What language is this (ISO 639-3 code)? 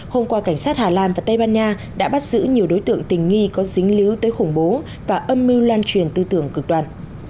vie